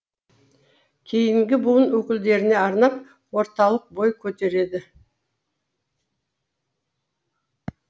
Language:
Kazakh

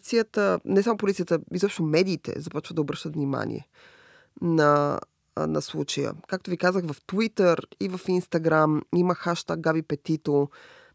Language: Bulgarian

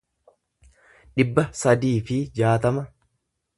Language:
Oromo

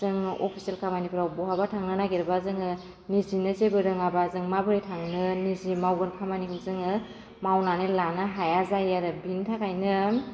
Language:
Bodo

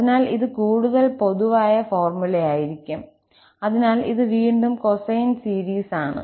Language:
Malayalam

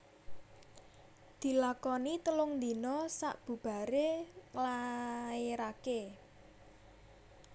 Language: Javanese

